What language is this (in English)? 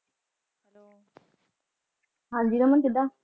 Punjabi